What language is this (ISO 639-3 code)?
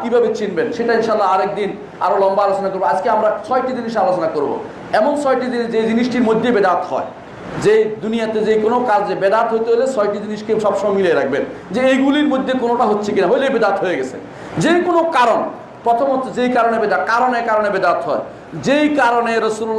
ben